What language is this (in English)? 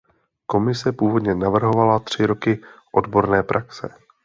Czech